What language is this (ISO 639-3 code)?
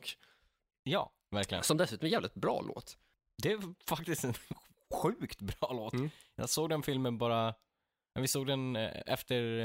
swe